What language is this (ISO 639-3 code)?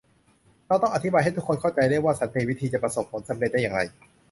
tha